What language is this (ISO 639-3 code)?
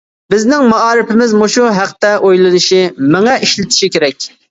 uig